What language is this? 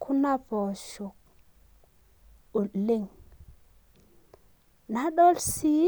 Masai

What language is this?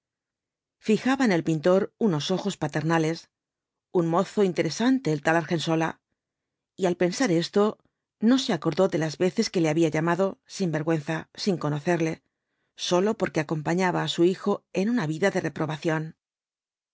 Spanish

